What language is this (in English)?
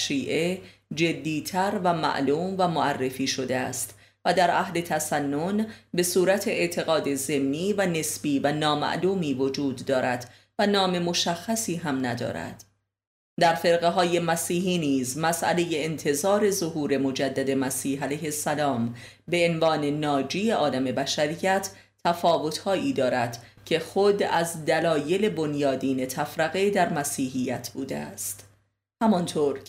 Persian